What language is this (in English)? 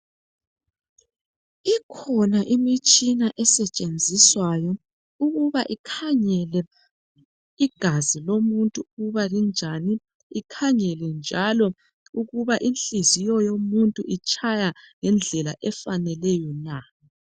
North Ndebele